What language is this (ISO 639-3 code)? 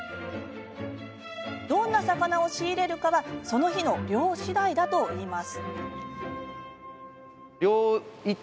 jpn